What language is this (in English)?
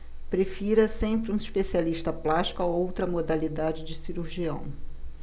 Portuguese